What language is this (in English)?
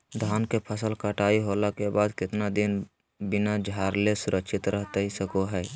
Magahi